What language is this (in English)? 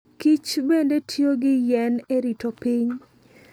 Luo (Kenya and Tanzania)